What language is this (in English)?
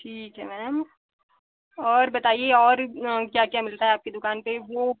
Hindi